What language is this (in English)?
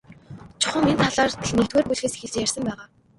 Mongolian